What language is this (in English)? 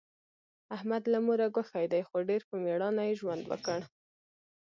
Pashto